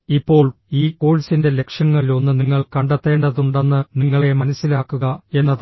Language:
Malayalam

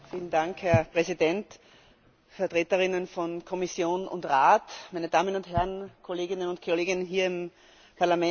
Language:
German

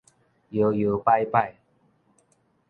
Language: Min Nan Chinese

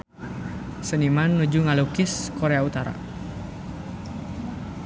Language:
Sundanese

